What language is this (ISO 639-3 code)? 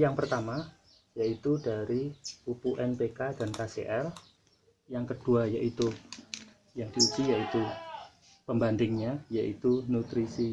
ind